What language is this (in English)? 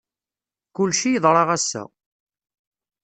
Kabyle